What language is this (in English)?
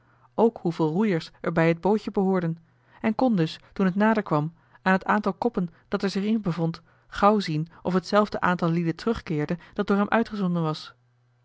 Dutch